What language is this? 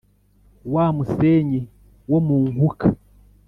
Kinyarwanda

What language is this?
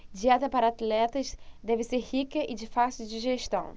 Portuguese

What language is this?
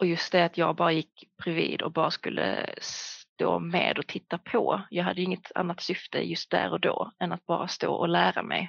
Swedish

